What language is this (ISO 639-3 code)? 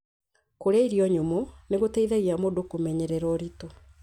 kik